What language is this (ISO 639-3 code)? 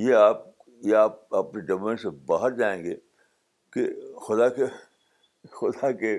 urd